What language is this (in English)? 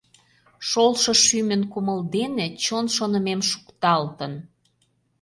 Mari